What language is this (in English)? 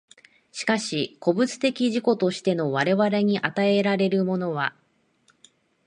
Japanese